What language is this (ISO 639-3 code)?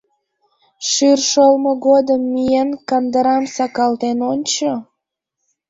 chm